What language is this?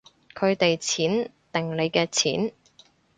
Cantonese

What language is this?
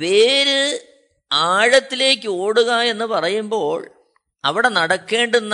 Malayalam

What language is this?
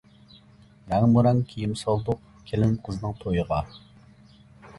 Uyghur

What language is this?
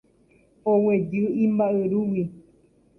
Guarani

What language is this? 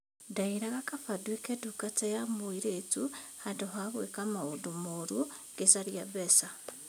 Kikuyu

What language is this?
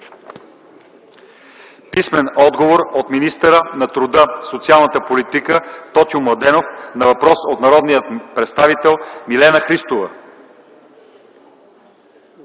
Bulgarian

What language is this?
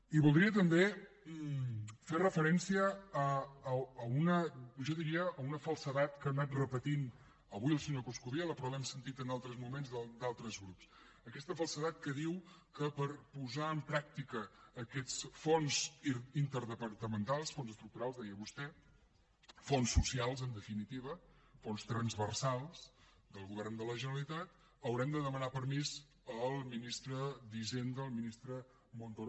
Catalan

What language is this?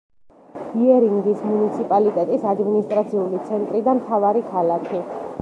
Georgian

